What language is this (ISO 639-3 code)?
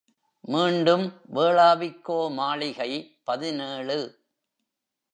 tam